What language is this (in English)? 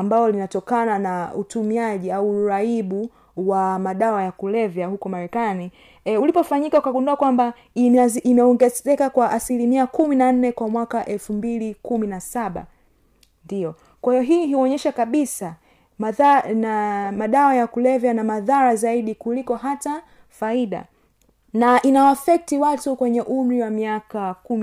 Swahili